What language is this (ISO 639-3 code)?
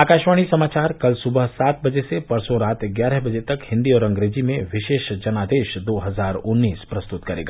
hin